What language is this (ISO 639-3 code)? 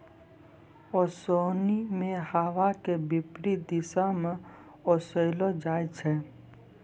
mai